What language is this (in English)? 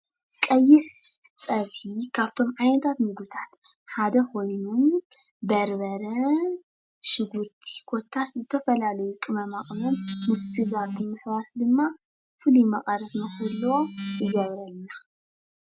Tigrinya